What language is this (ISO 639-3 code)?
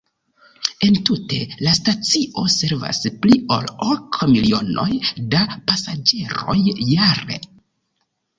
epo